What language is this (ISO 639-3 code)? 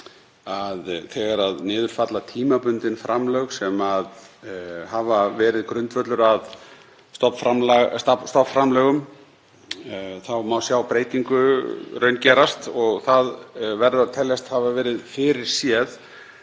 isl